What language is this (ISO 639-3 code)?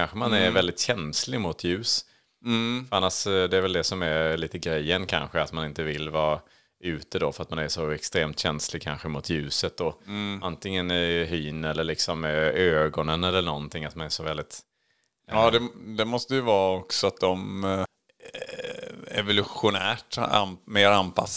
swe